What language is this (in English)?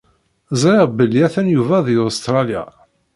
Kabyle